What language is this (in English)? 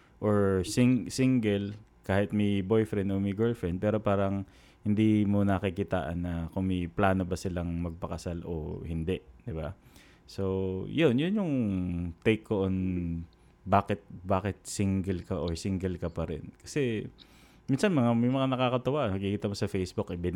Filipino